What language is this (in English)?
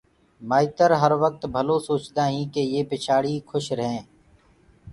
Gurgula